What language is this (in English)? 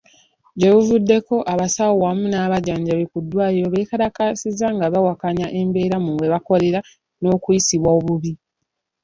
Ganda